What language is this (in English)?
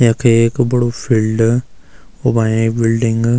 Garhwali